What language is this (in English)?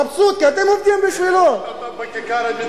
Hebrew